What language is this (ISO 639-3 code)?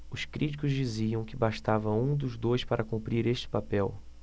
por